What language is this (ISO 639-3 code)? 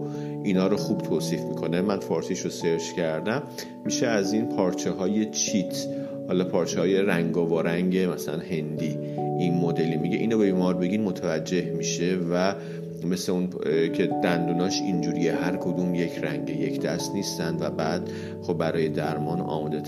fas